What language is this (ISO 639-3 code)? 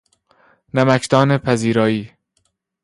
fas